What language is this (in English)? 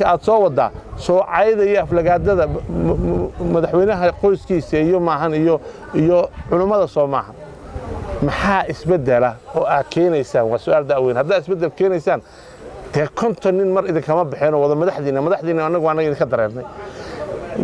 Arabic